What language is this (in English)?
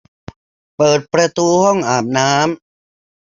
Thai